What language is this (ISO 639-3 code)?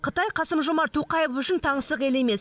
kaz